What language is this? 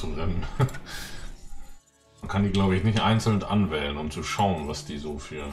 German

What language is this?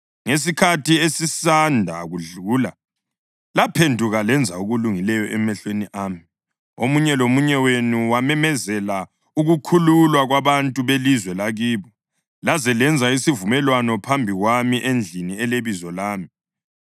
North Ndebele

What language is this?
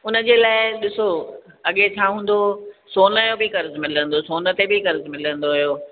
Sindhi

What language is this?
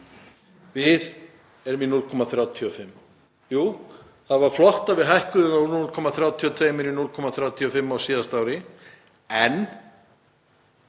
Icelandic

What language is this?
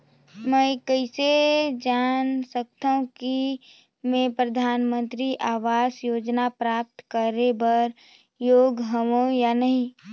Chhattisgarhi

